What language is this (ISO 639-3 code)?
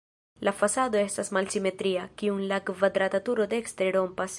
epo